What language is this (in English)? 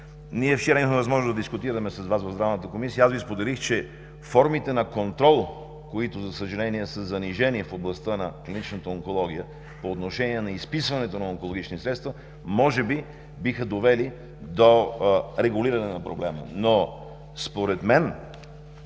Bulgarian